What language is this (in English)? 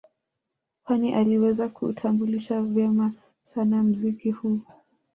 Swahili